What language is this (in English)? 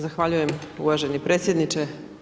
Croatian